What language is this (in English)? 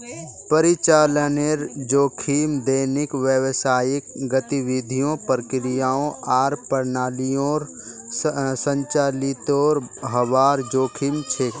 Magahi